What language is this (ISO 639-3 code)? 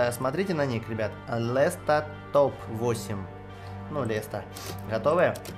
rus